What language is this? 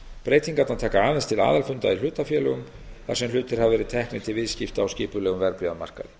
Icelandic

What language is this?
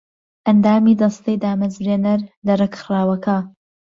Central Kurdish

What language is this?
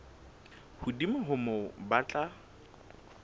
Southern Sotho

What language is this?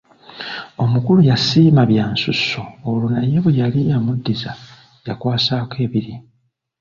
Ganda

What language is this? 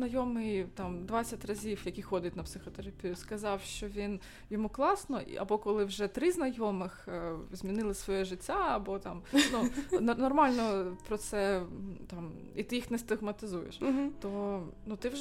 Ukrainian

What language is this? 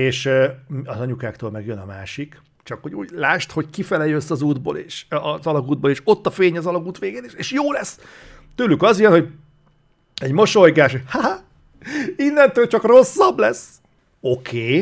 Hungarian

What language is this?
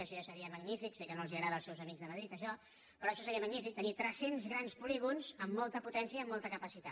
Catalan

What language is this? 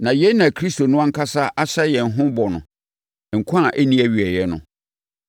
Akan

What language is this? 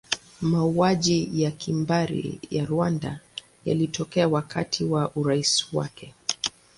Swahili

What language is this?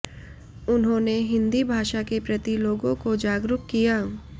Hindi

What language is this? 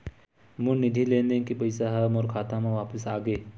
Chhattisgarhi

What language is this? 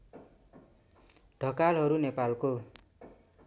Nepali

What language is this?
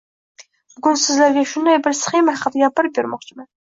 Uzbek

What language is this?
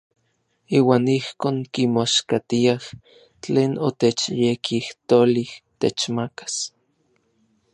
Orizaba Nahuatl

